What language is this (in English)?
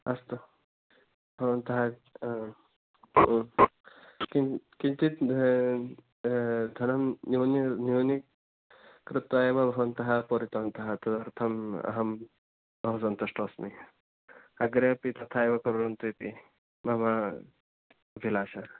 Sanskrit